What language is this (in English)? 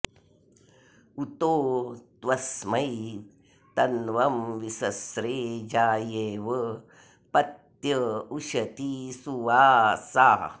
Sanskrit